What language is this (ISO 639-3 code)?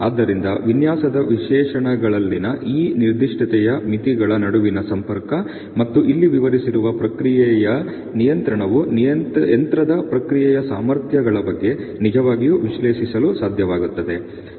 kan